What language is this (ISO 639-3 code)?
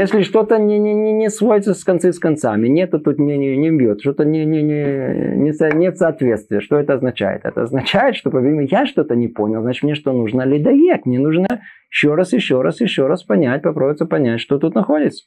rus